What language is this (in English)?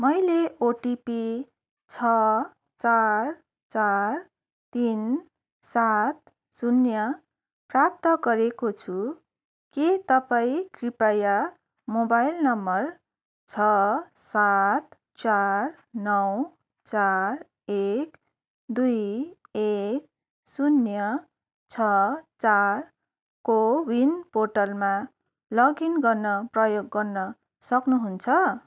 Nepali